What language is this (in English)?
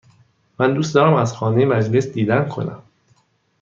Persian